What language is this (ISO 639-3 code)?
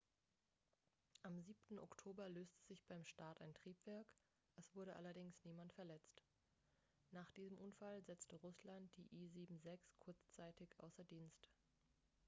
deu